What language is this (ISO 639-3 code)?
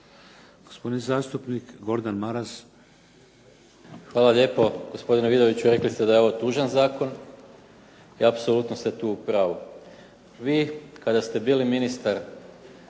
hrv